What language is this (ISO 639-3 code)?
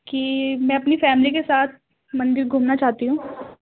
urd